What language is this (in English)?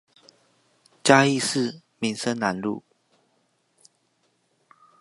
Chinese